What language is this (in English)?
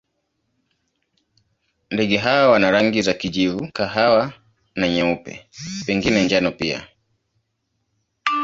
Swahili